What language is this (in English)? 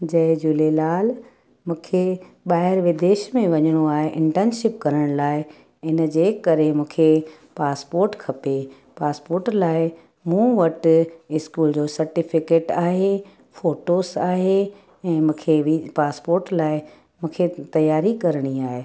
Sindhi